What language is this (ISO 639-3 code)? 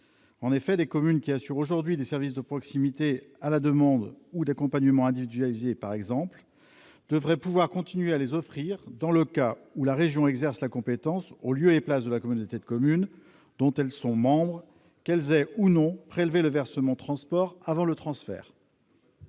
fra